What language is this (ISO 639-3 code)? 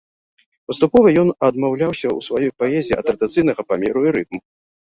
bel